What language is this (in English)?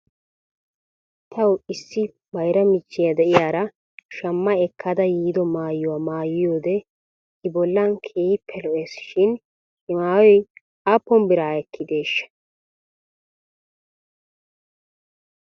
Wolaytta